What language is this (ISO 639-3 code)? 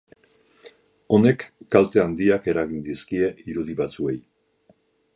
eus